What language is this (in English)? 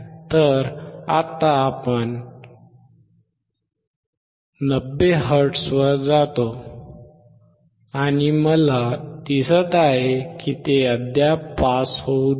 Marathi